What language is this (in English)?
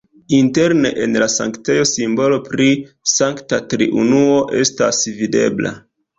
Esperanto